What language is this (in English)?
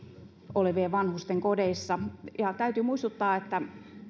Finnish